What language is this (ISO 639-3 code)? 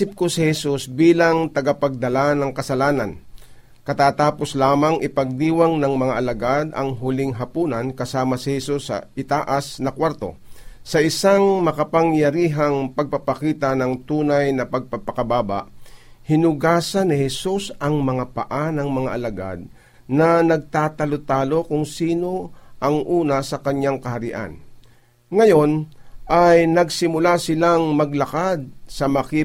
fil